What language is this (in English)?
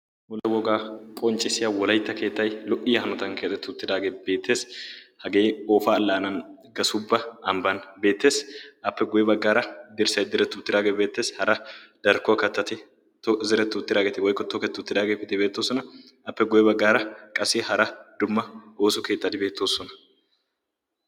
Wolaytta